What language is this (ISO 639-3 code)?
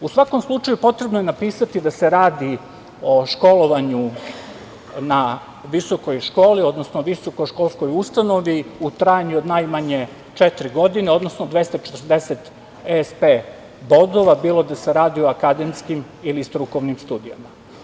srp